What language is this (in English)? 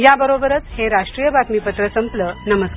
Marathi